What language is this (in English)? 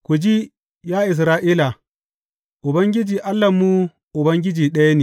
Hausa